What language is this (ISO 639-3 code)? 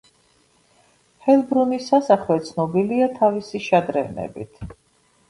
kat